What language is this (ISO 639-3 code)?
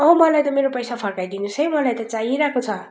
nep